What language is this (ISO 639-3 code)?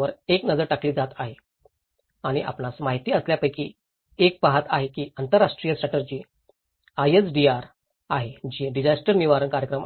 mar